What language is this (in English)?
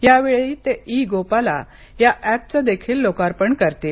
Marathi